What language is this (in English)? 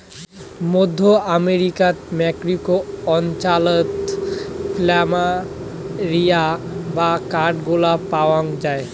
Bangla